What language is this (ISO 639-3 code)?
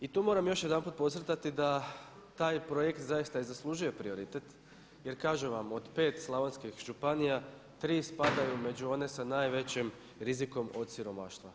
hrv